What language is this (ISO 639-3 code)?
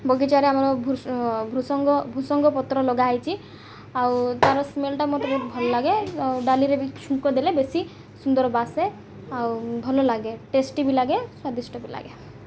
ori